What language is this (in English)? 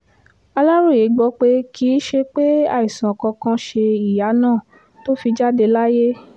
Yoruba